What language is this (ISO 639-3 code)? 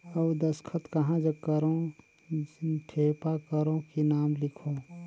hne